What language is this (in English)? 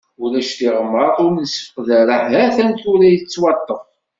Kabyle